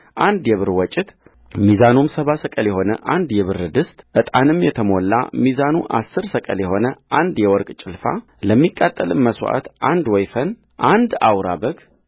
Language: Amharic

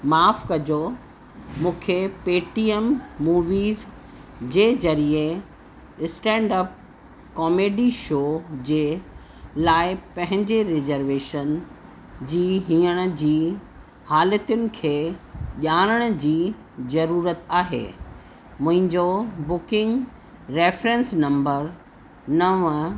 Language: Sindhi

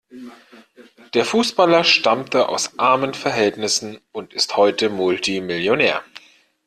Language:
German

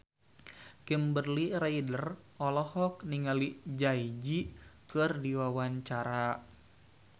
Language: Sundanese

